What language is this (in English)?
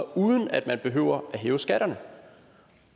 Danish